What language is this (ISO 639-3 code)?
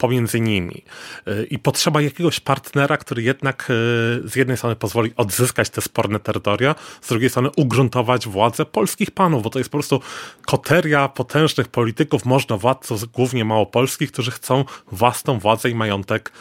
pol